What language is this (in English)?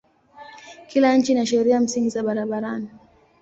Swahili